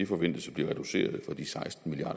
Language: Danish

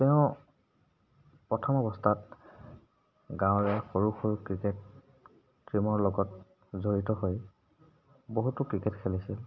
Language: Assamese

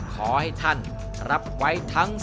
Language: Thai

